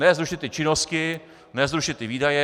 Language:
Czech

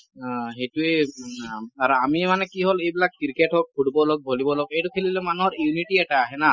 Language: Assamese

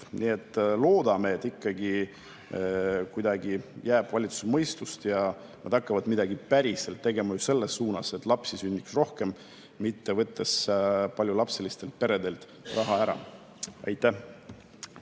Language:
Estonian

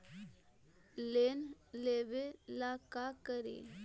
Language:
Magahi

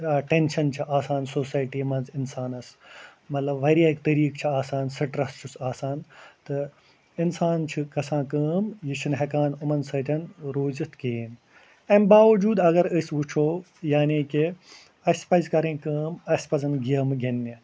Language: Kashmiri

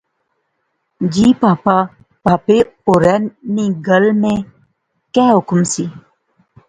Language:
Pahari-Potwari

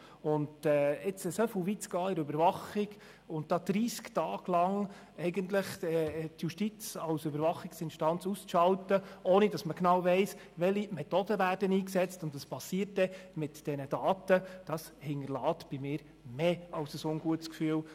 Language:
Swiss German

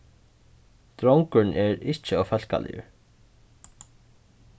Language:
Faroese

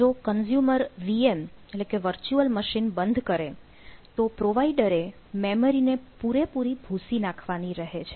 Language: Gujarati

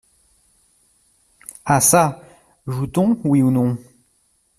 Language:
French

